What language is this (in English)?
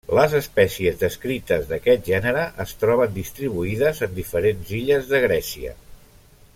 Catalan